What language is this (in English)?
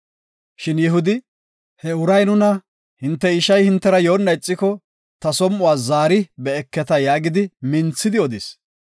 Gofa